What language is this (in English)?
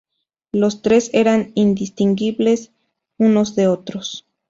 Spanish